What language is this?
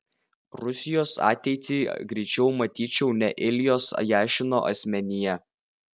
Lithuanian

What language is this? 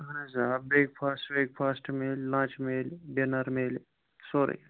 Kashmiri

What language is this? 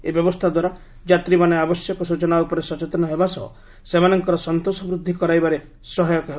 Odia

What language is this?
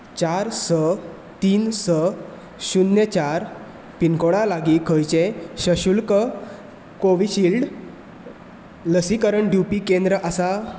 Konkani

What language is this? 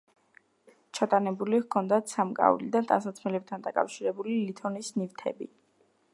Georgian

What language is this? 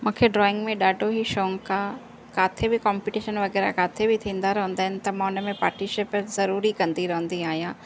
Sindhi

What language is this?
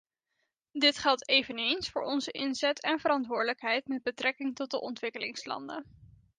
Dutch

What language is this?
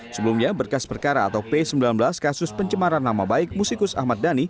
Indonesian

